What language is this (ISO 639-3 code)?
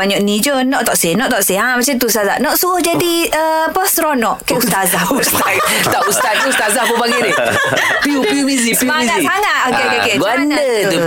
msa